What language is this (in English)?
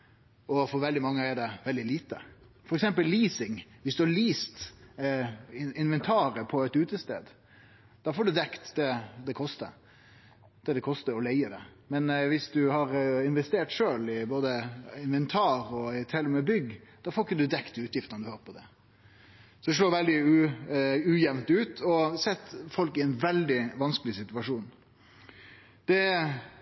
Norwegian Nynorsk